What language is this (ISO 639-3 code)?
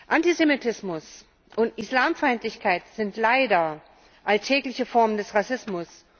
deu